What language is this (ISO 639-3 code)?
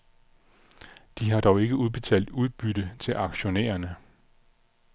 dan